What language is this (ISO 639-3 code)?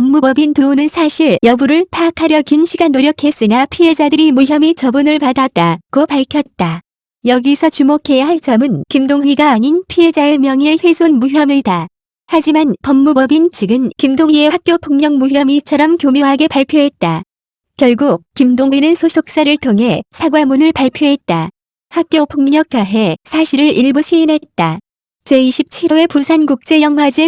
kor